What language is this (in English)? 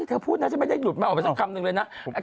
Thai